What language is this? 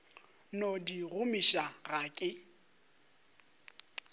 Northern Sotho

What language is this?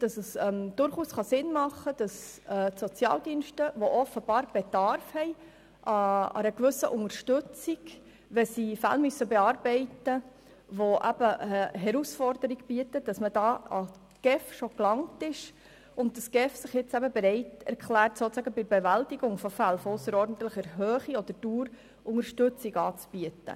Swiss German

